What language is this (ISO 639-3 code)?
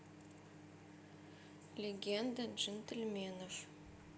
rus